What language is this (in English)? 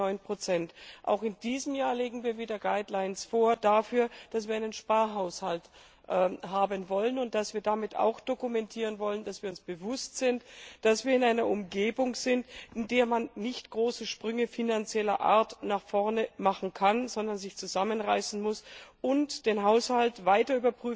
German